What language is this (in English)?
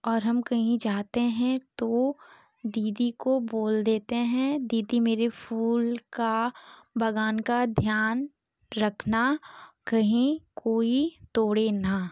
Hindi